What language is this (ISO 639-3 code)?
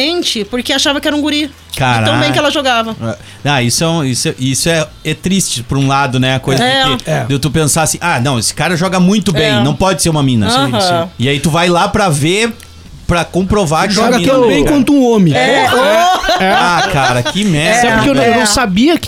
por